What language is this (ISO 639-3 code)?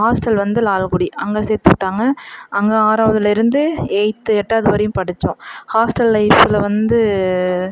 tam